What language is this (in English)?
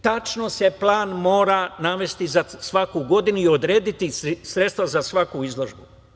Serbian